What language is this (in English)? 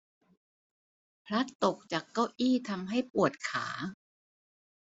Thai